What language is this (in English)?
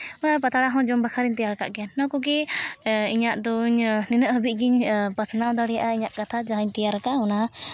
Santali